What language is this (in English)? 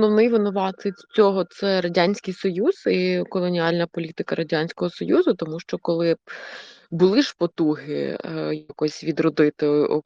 Ukrainian